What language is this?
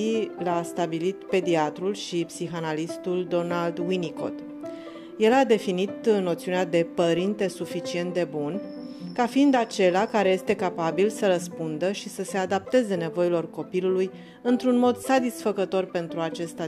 Romanian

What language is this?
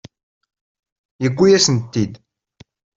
Kabyle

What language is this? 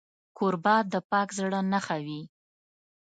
Pashto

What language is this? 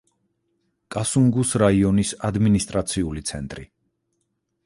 Georgian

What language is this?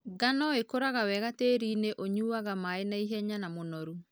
Kikuyu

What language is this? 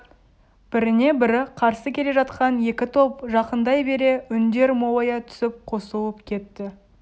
Kazakh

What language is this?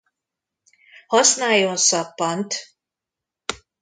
Hungarian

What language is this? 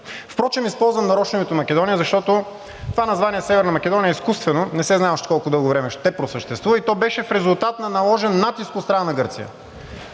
Bulgarian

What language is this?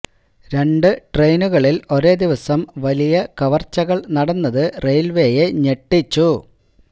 Malayalam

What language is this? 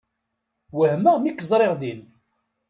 Kabyle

